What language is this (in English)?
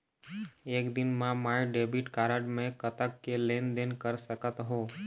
Chhattisgarhi